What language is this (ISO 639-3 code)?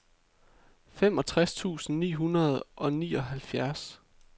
dan